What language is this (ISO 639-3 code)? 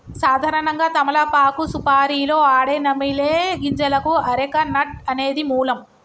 tel